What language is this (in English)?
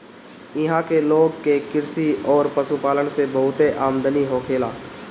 Bhojpuri